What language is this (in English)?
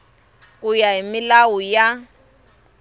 Tsonga